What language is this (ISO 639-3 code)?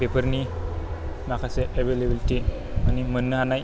brx